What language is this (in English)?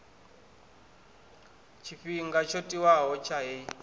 Venda